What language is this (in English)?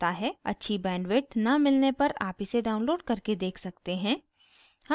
Hindi